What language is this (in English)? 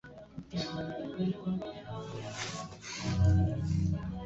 Swahili